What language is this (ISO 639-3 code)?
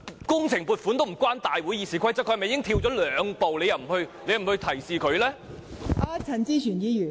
yue